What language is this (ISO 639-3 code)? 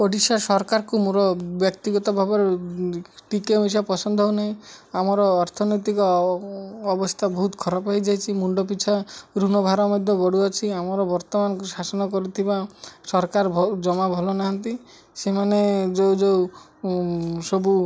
ori